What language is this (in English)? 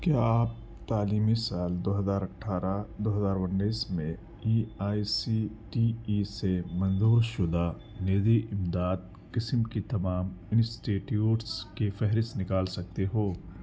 Urdu